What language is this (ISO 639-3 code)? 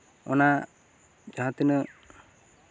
sat